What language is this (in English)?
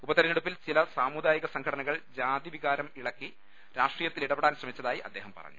Malayalam